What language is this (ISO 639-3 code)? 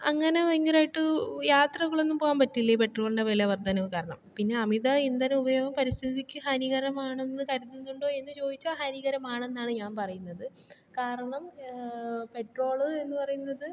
mal